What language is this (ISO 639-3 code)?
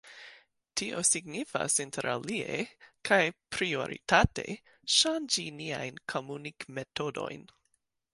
epo